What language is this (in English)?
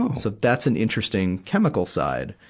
English